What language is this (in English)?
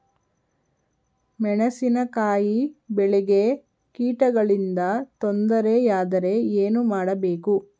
Kannada